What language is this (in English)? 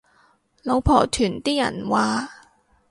Cantonese